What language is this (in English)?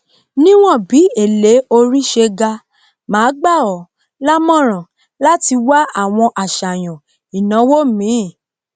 Yoruba